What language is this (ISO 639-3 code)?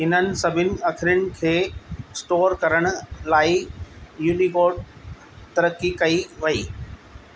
snd